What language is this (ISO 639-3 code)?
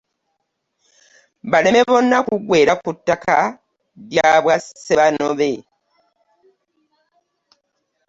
lug